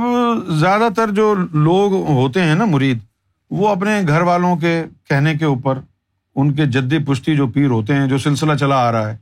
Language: Urdu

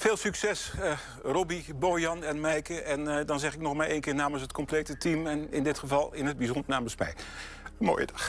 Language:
Dutch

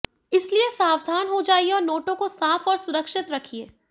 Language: Hindi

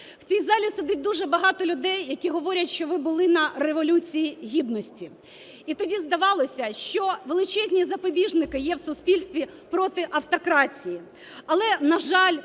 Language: Ukrainian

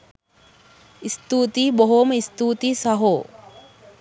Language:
Sinhala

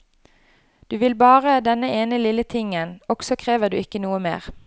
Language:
Norwegian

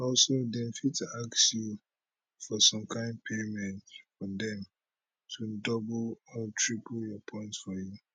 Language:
Nigerian Pidgin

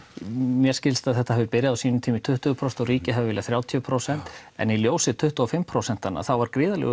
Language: Icelandic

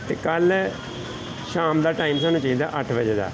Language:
Punjabi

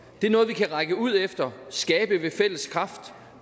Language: Danish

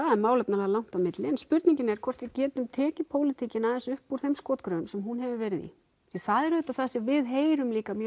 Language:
Icelandic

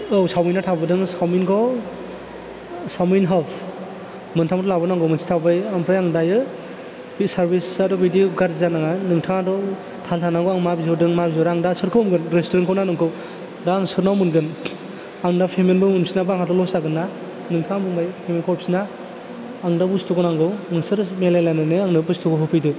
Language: Bodo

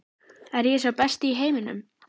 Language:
Icelandic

